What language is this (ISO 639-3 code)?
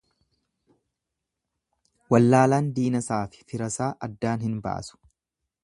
orm